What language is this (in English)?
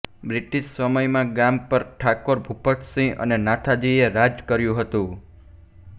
Gujarati